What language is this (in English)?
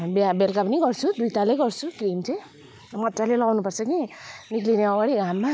Nepali